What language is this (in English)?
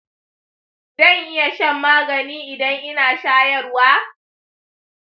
Hausa